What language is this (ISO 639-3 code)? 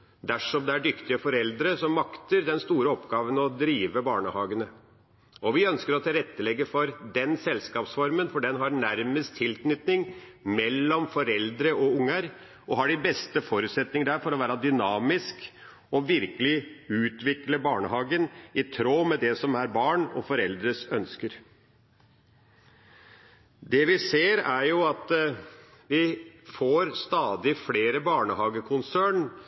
nob